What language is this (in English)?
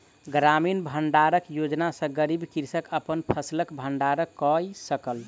Maithili